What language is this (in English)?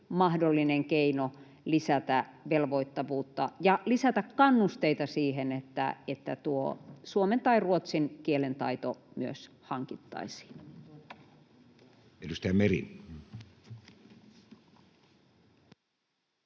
Finnish